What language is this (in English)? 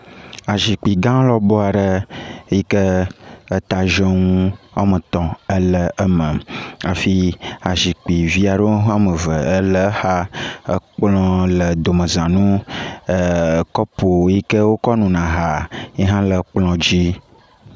Ewe